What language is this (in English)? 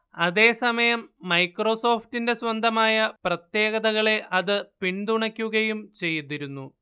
Malayalam